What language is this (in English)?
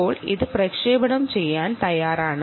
Malayalam